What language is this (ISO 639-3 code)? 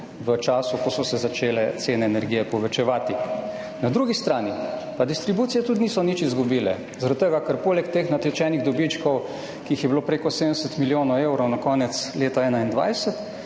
slv